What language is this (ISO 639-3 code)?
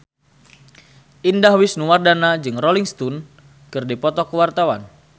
sun